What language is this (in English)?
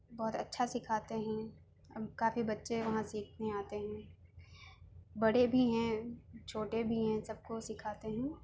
Urdu